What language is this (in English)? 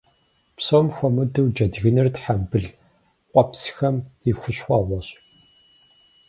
Kabardian